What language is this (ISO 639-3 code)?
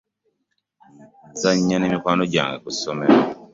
lug